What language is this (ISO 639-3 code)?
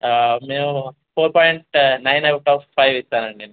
tel